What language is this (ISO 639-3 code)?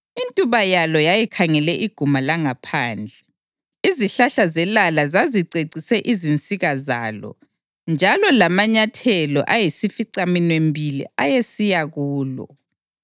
nde